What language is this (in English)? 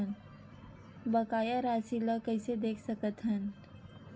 Chhattisgarhi